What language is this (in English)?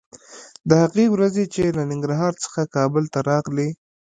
Pashto